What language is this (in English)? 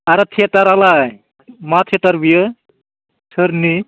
Bodo